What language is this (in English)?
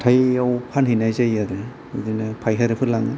Bodo